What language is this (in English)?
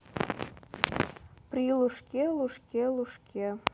Russian